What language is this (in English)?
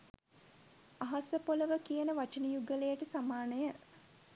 Sinhala